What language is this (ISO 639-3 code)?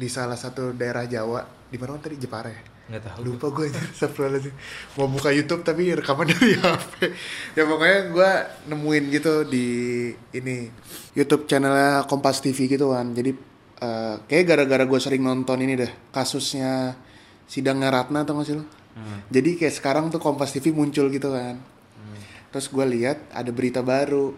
ind